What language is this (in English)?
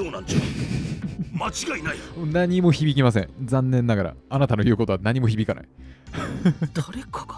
Japanese